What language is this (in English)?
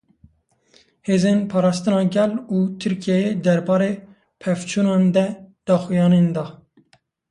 Kurdish